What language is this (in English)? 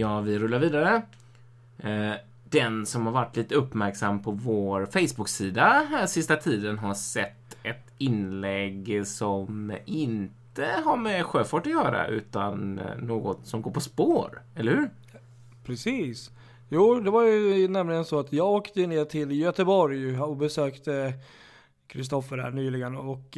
Swedish